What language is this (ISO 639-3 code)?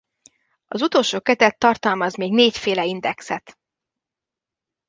hun